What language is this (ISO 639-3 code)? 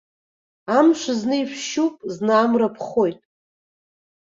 abk